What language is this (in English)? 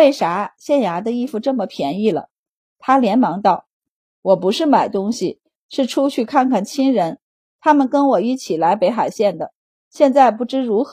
Chinese